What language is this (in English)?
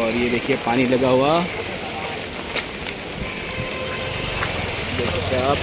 Hindi